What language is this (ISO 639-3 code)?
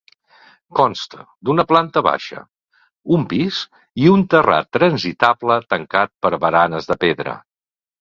cat